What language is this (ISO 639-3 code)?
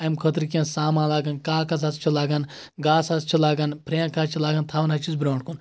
kas